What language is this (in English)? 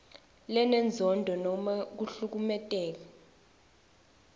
Swati